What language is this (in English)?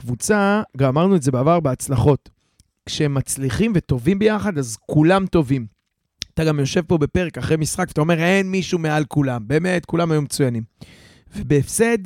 Hebrew